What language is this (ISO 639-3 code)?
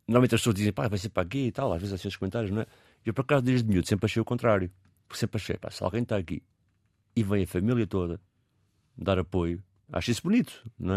por